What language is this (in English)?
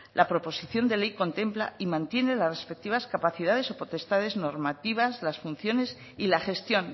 Spanish